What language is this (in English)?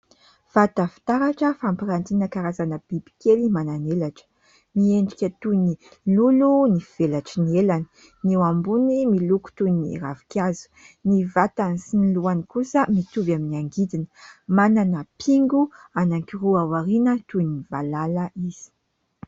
Malagasy